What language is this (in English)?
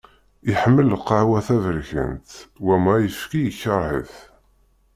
Kabyle